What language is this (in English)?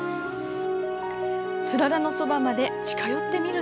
Japanese